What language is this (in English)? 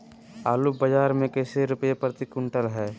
Magahi